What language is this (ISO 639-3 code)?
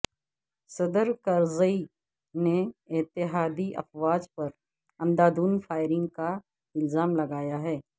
urd